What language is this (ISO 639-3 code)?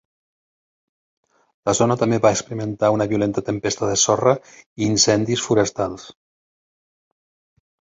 cat